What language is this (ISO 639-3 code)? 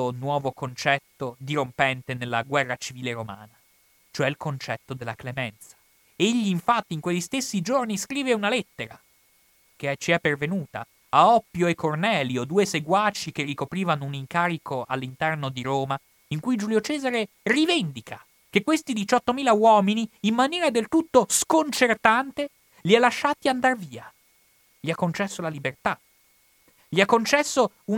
ita